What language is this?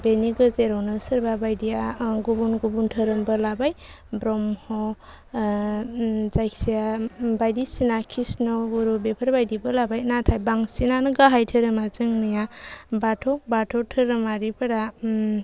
Bodo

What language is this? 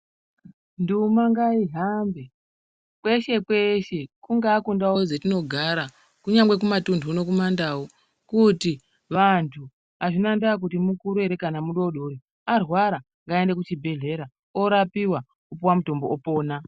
Ndau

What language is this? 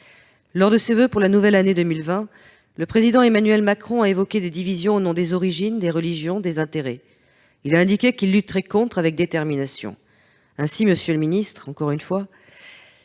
French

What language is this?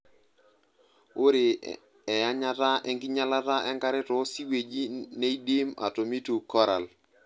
Masai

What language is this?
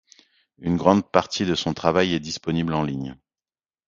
French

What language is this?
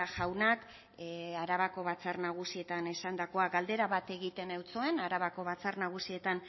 Basque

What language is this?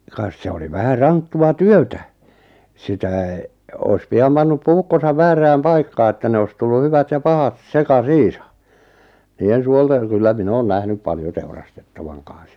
Finnish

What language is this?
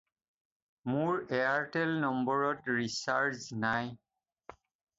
Assamese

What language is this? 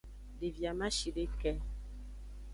Aja (Benin)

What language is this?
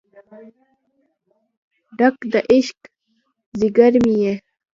Pashto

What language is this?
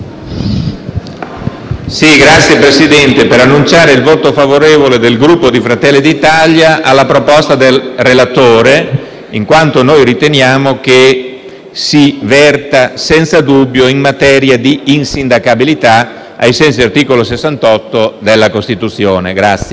Italian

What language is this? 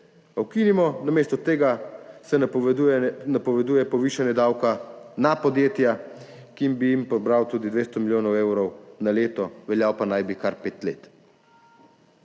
Slovenian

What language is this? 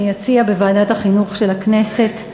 Hebrew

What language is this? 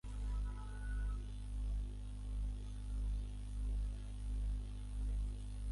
Bangla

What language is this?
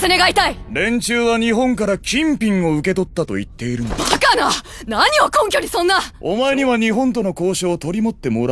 Japanese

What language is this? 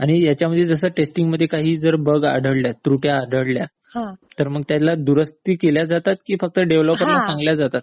Marathi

